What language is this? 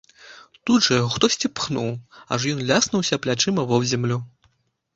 Belarusian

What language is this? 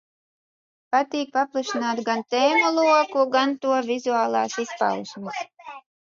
Latvian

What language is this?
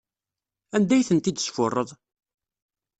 Kabyle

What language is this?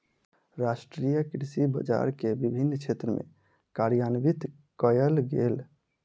Maithili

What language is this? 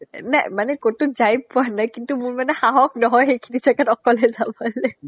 Assamese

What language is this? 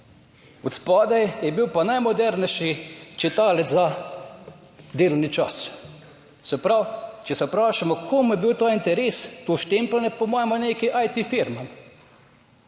Slovenian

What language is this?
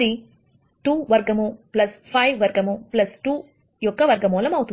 Telugu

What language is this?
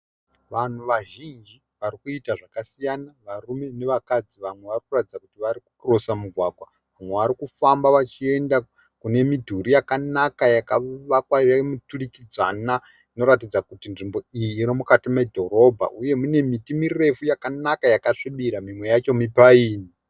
Shona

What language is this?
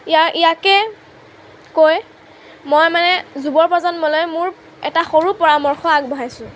Assamese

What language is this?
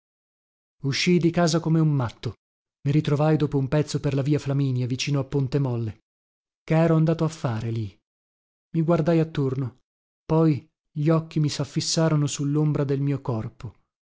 Italian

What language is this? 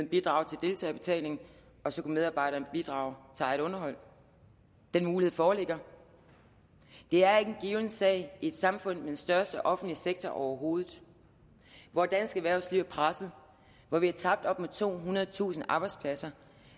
Danish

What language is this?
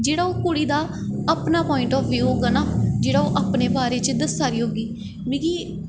Dogri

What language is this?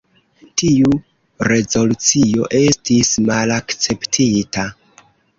Esperanto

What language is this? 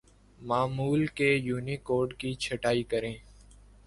Urdu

